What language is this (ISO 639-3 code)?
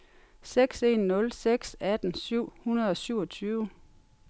dan